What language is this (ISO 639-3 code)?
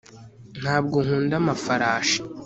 kin